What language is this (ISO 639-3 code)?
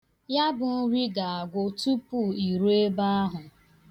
ibo